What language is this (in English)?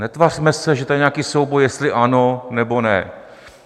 Czech